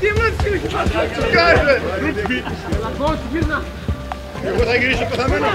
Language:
Greek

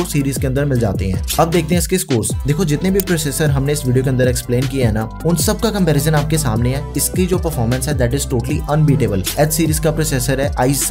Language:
Hindi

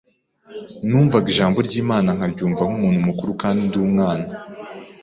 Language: Kinyarwanda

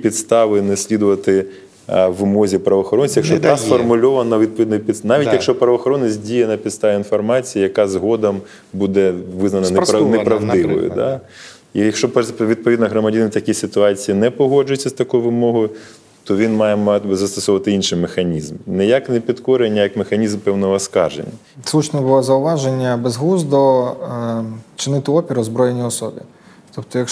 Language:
Ukrainian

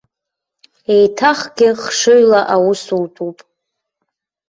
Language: Abkhazian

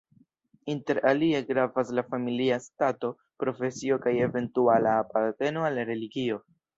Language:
Esperanto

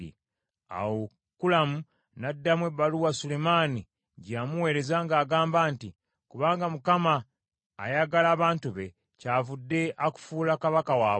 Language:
Ganda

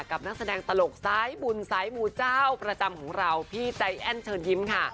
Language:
Thai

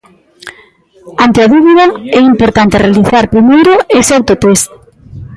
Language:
Galician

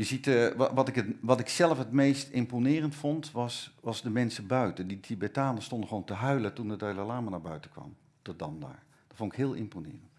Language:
Dutch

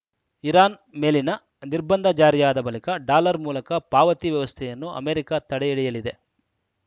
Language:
Kannada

